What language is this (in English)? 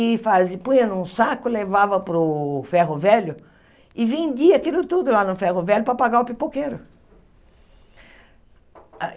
Portuguese